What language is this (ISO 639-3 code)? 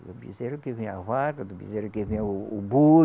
por